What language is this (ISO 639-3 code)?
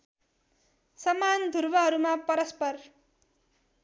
nep